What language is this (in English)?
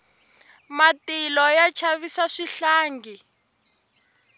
Tsonga